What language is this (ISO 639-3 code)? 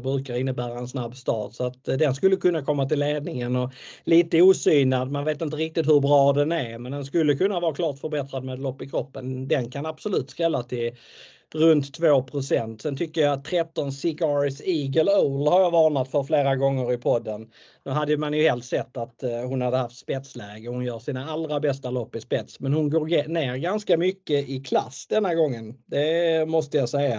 swe